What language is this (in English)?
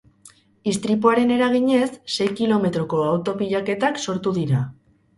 Basque